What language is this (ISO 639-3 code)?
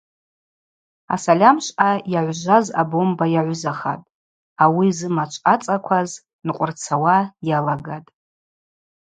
abq